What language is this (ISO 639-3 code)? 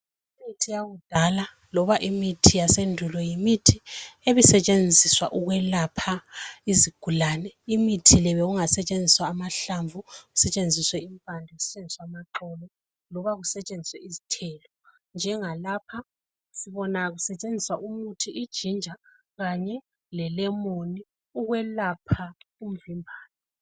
nde